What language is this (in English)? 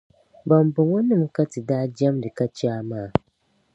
Dagbani